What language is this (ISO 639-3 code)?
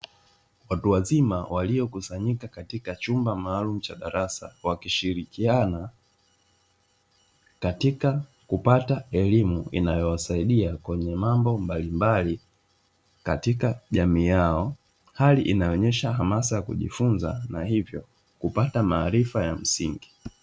swa